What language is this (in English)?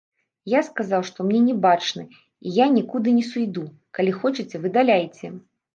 Belarusian